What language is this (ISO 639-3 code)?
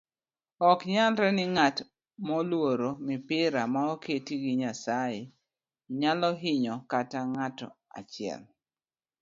luo